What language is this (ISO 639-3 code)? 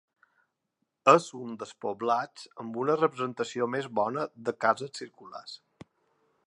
cat